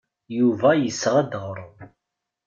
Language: Kabyle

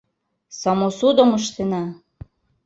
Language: Mari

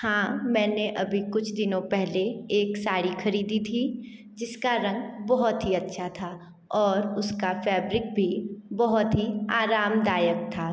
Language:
Hindi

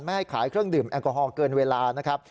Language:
Thai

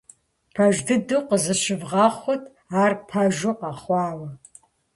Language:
Kabardian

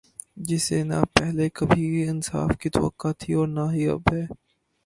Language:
Urdu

